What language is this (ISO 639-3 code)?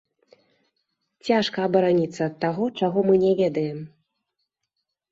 bel